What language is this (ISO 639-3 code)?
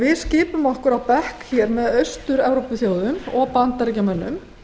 isl